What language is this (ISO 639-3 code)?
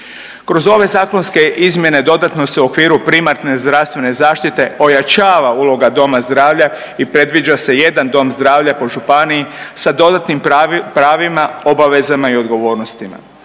hrv